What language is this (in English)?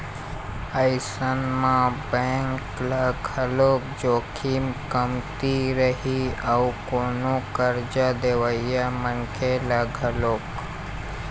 Chhattisgarhi